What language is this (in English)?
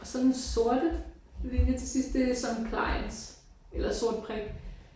Danish